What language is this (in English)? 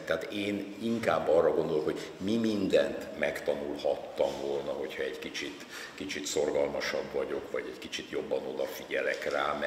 Hungarian